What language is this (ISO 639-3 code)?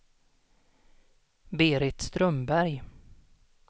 swe